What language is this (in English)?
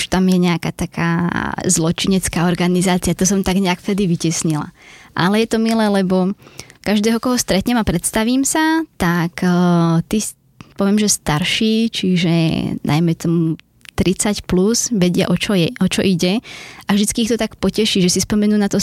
Slovak